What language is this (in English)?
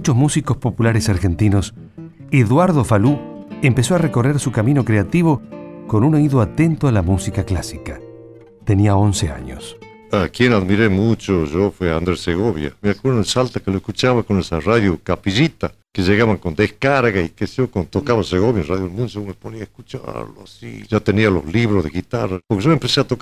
Spanish